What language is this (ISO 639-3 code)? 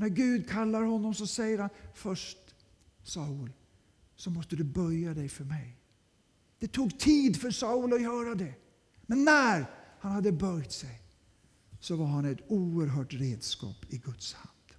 swe